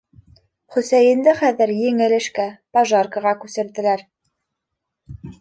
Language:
Bashkir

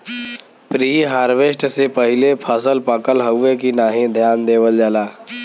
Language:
Bhojpuri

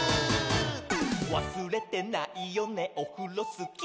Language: Japanese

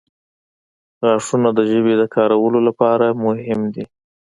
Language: Pashto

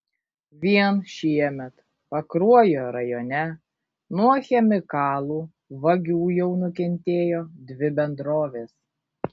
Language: Lithuanian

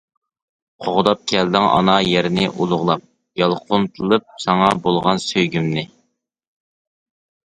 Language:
Uyghur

